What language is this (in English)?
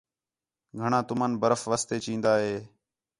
Khetrani